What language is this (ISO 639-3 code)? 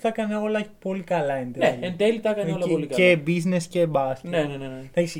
ell